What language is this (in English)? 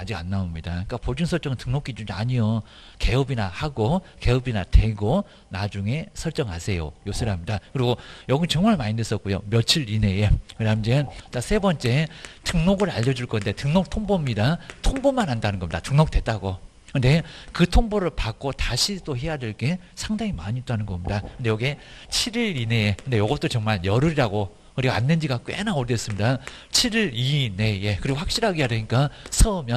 Korean